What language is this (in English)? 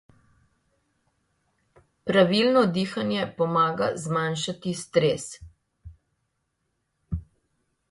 Slovenian